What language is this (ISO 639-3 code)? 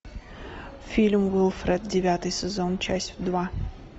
rus